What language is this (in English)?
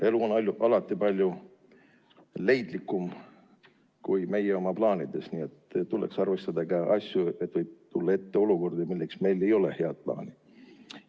Estonian